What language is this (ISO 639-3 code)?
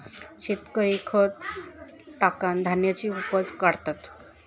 mar